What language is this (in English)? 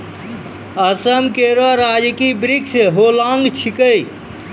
Maithili